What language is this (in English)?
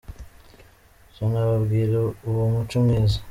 Kinyarwanda